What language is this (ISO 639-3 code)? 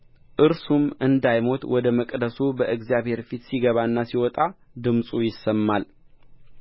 amh